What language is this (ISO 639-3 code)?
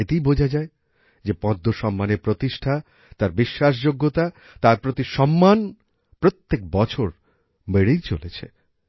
ben